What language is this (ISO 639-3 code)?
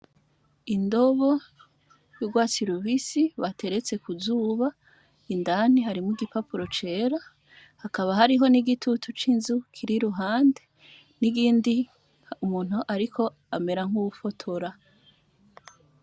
run